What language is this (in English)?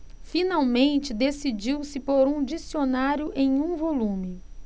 Portuguese